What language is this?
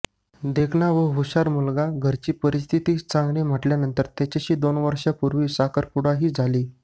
Marathi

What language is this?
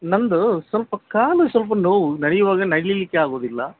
Kannada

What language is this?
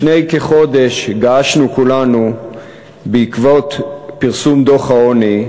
Hebrew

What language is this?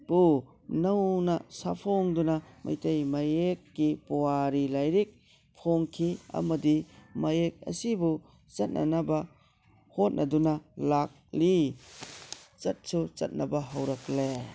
Manipuri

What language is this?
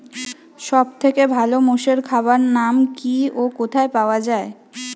Bangla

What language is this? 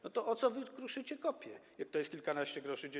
Polish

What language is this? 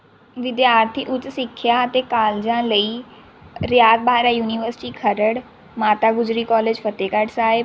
Punjabi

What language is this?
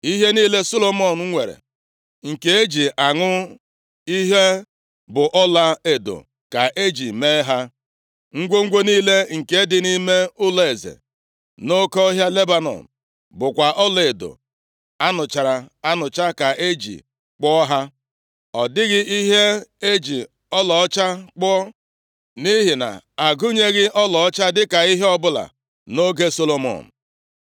Igbo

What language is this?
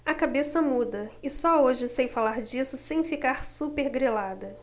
Portuguese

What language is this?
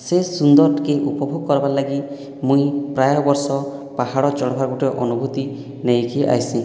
Odia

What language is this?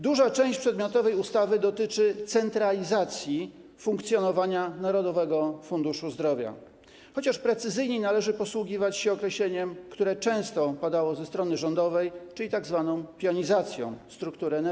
Polish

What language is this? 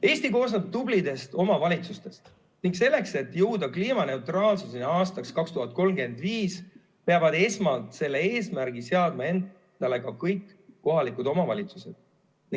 Estonian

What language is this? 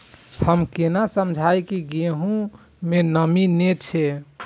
Maithili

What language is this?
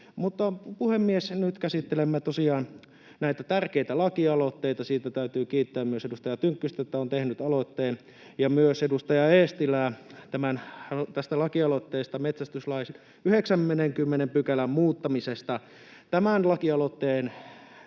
Finnish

